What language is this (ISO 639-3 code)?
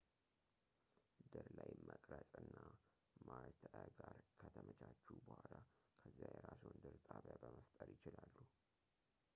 amh